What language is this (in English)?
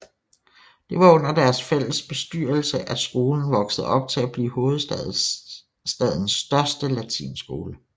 Danish